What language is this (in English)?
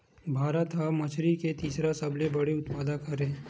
Chhattisgarhi